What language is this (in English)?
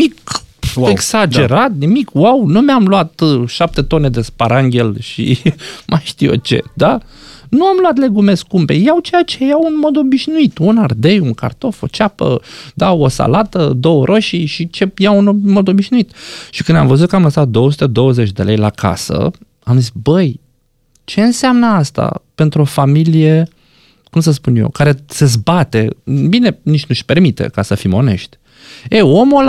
Romanian